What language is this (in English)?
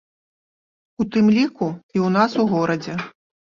Belarusian